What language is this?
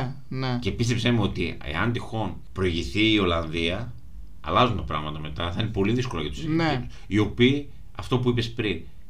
Greek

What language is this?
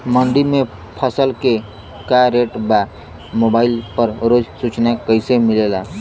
Bhojpuri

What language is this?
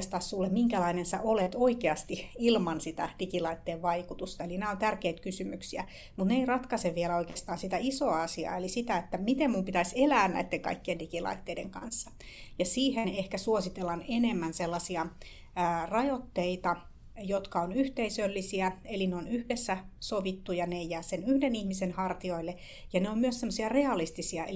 Finnish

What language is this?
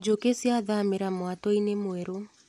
Kikuyu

